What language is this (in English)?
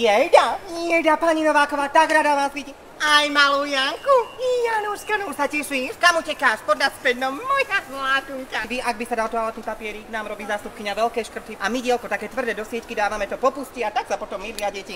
Slovak